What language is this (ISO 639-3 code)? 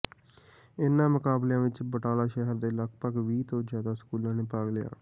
pan